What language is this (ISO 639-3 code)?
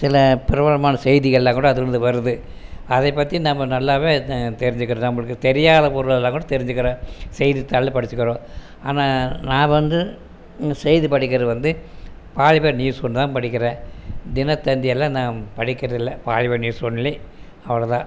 tam